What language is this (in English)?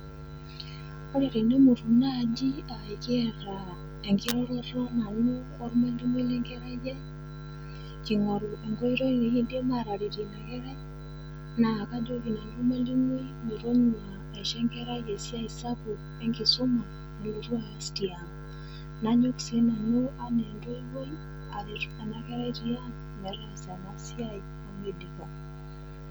Masai